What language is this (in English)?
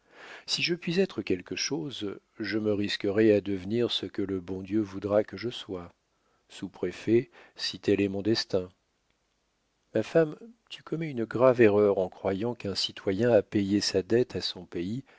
French